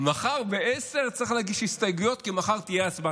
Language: Hebrew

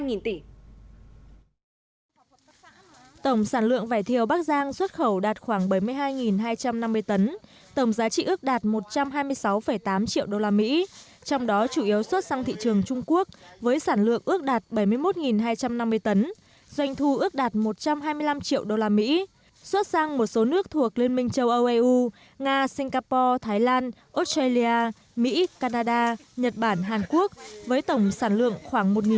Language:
Vietnamese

